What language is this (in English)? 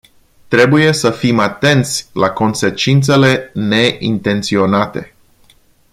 Romanian